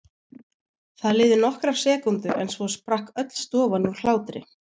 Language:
Icelandic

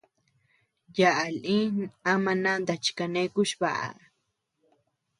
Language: Tepeuxila Cuicatec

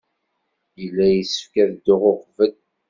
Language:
Kabyle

